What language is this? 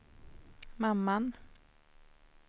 Swedish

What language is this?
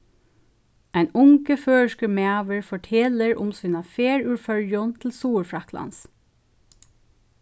Faroese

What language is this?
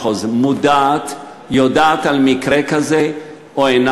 Hebrew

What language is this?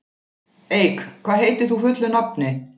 Icelandic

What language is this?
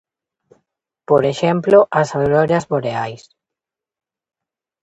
Galician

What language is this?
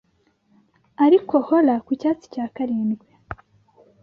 Kinyarwanda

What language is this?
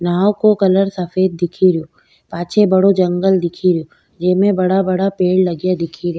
Rajasthani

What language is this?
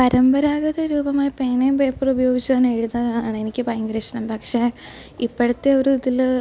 Malayalam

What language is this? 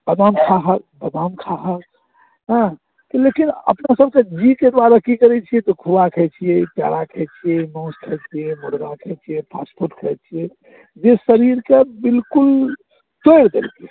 Maithili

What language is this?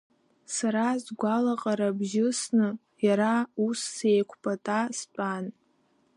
Abkhazian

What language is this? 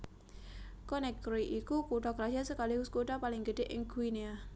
Javanese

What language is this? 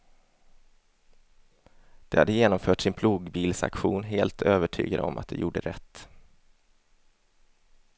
Swedish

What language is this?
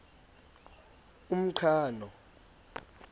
Xhosa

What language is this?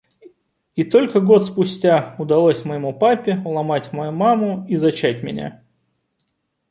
Russian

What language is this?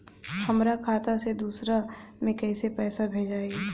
Bhojpuri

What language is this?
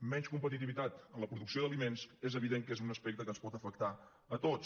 Catalan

